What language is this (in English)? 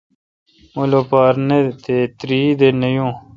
Kalkoti